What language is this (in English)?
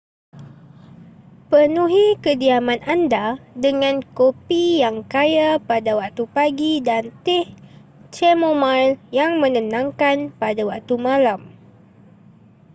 Malay